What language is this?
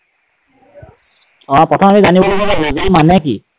Assamese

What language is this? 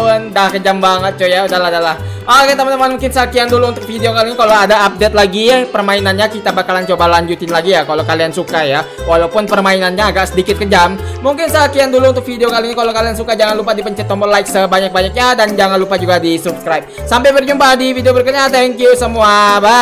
Indonesian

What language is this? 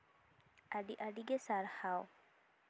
Santali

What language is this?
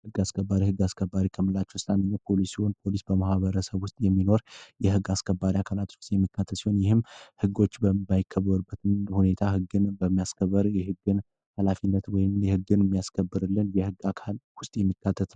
Amharic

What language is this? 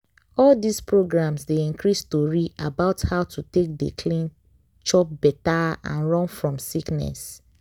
Nigerian Pidgin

